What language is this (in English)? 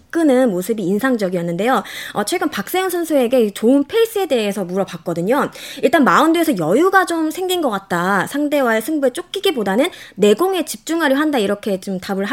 Korean